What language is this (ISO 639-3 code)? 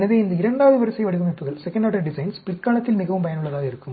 tam